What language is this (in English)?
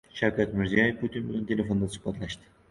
Uzbek